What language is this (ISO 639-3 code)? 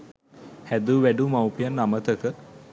sin